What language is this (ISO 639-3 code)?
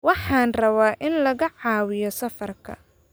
som